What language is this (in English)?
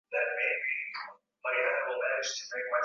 Swahili